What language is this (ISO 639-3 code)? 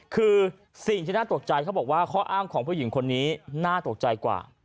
tha